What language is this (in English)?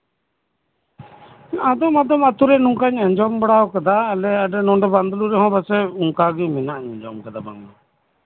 Santali